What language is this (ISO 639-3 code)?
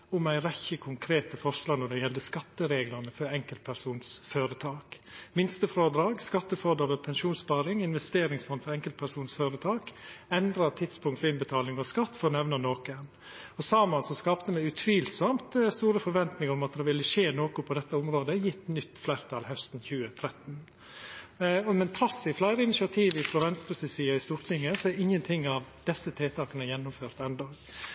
nno